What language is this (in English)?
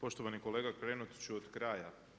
Croatian